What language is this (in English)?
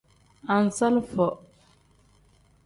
Tem